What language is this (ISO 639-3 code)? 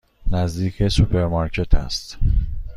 fas